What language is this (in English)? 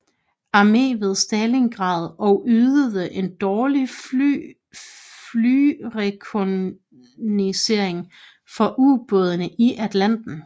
Danish